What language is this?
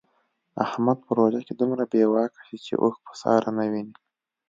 Pashto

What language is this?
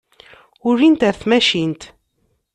Kabyle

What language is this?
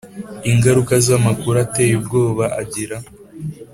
Kinyarwanda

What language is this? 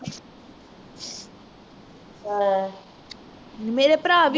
Punjabi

